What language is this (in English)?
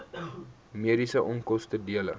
Afrikaans